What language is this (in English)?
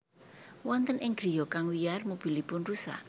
Javanese